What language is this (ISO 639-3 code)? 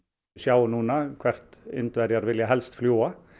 isl